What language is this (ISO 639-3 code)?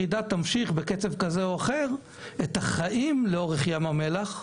heb